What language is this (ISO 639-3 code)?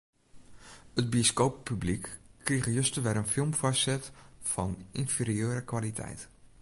fry